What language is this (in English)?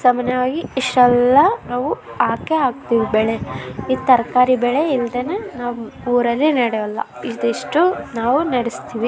Kannada